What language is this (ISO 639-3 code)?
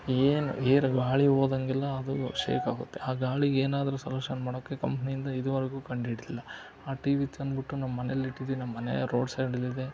kan